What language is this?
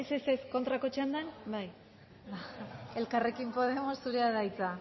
Basque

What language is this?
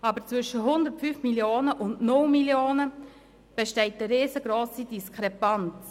Swiss German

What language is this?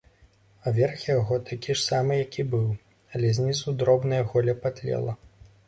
Belarusian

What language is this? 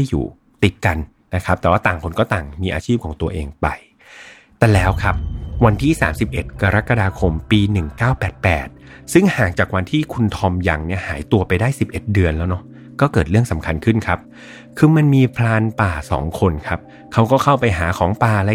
Thai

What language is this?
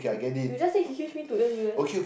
English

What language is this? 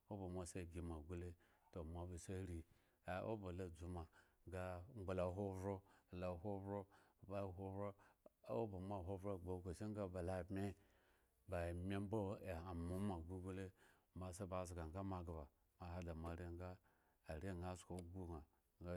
Eggon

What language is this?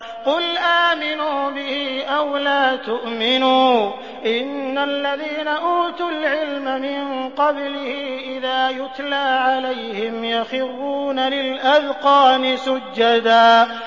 Arabic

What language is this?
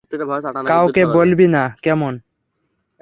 Bangla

